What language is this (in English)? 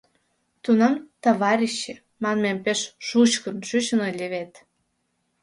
Mari